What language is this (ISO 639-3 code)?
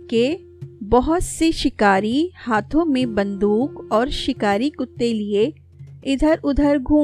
urd